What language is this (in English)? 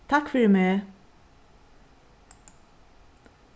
Faroese